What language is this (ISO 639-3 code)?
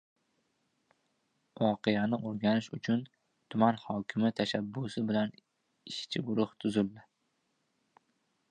uzb